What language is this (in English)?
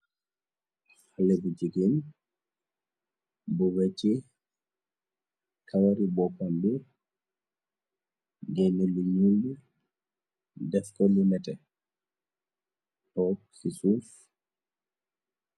Wolof